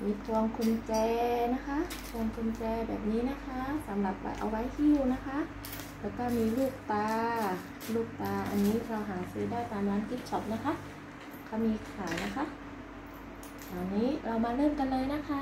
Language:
Thai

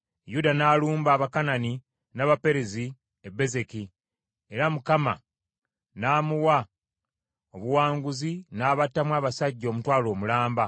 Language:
Ganda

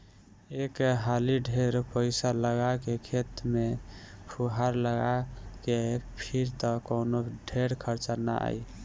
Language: Bhojpuri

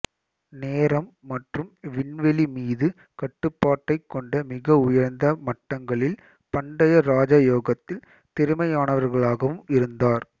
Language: Tamil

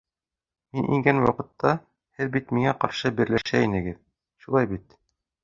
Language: Bashkir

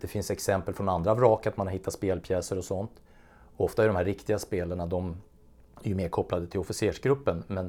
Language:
Swedish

